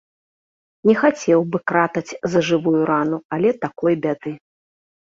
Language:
Belarusian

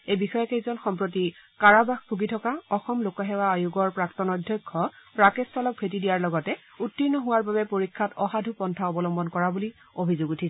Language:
Assamese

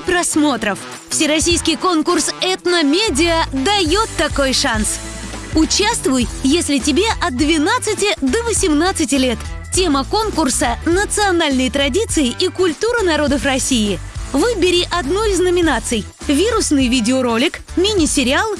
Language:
Russian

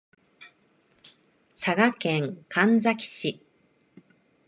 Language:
Japanese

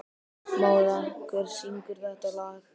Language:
Icelandic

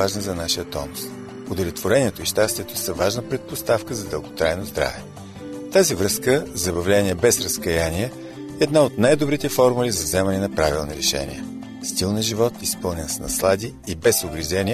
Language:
Bulgarian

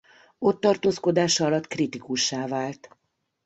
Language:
Hungarian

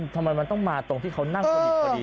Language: Thai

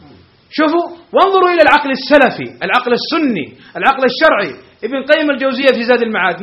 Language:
Arabic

